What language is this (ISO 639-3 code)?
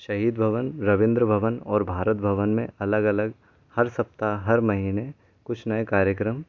hin